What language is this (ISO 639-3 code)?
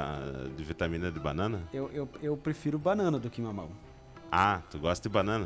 por